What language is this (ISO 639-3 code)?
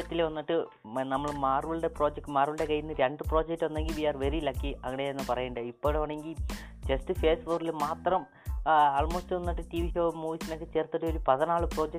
mal